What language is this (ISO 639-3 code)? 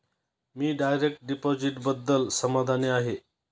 mar